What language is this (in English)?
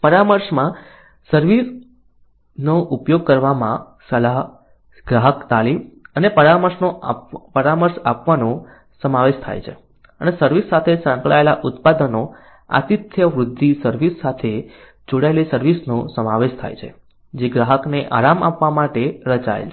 Gujarati